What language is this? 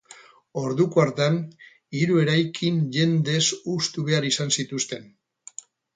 Basque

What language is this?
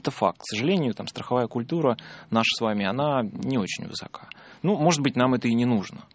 Russian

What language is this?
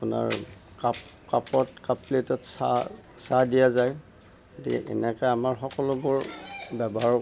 Assamese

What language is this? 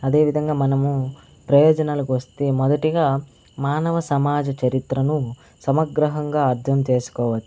Telugu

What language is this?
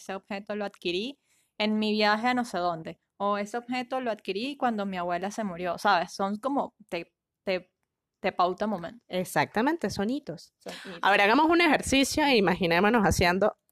Spanish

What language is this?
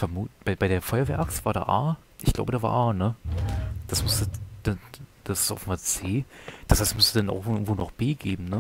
German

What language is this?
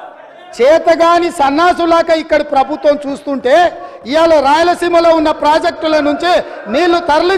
Telugu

